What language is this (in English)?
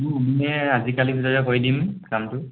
Assamese